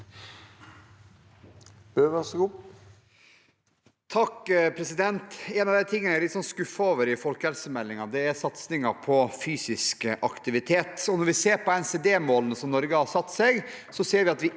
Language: Norwegian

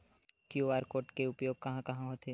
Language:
Chhattisgarhi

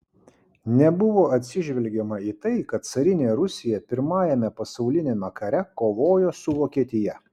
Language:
Lithuanian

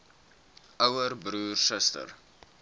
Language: Afrikaans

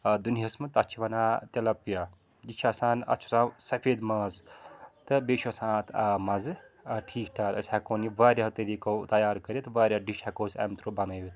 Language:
Kashmiri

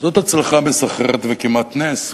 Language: Hebrew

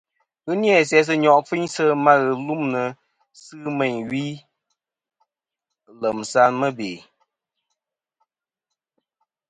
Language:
Kom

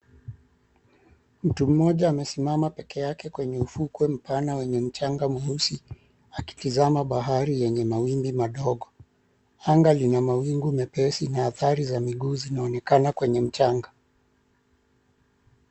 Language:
Swahili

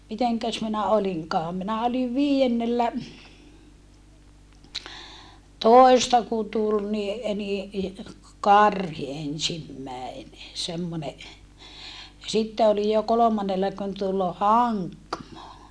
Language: Finnish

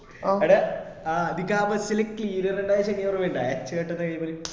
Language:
Malayalam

